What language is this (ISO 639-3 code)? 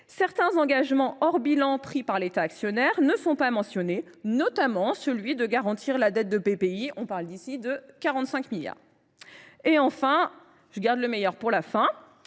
fra